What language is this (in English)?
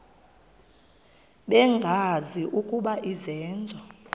Xhosa